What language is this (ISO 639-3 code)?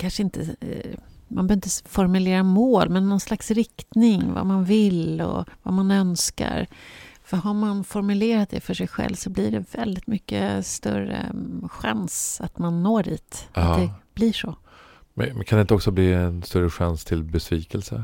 swe